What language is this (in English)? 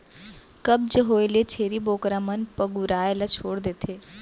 Chhattisgarhi